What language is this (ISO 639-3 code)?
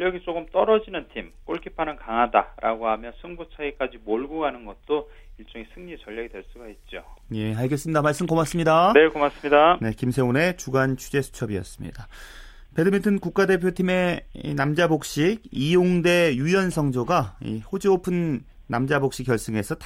kor